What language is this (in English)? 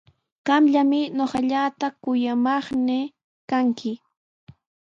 Sihuas Ancash Quechua